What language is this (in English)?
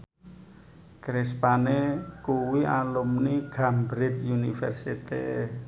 Javanese